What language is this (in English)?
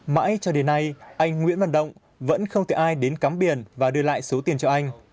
Vietnamese